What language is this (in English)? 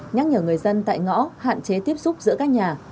Vietnamese